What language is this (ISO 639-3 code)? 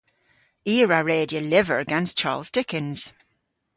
cor